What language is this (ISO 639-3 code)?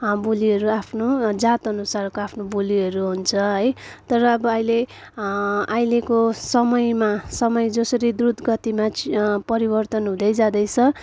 nep